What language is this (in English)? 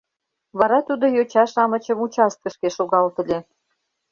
Mari